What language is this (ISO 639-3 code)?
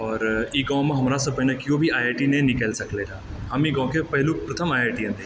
mai